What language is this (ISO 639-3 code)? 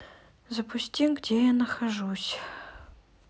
rus